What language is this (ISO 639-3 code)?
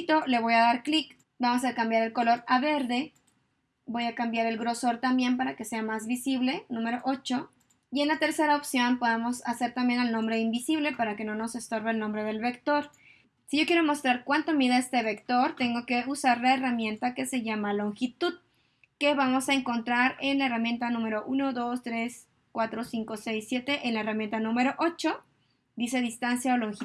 spa